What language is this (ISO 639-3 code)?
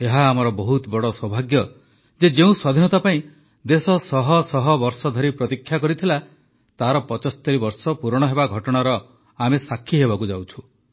ori